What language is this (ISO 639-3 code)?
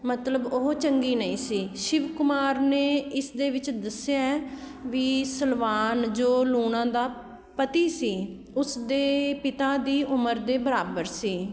pan